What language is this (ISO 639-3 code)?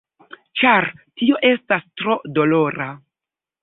epo